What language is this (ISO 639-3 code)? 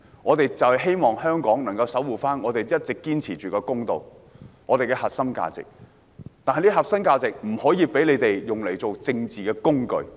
yue